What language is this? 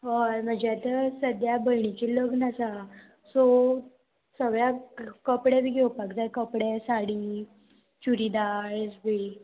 Konkani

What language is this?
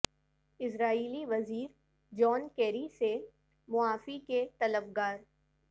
Urdu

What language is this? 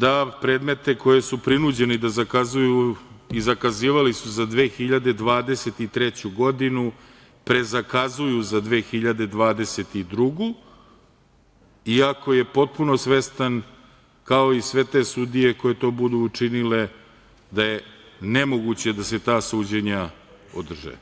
Serbian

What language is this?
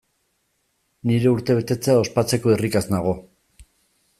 Basque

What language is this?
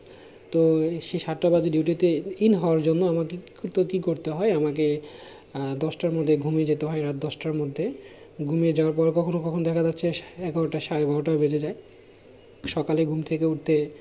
Bangla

